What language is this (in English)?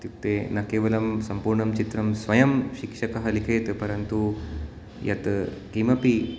Sanskrit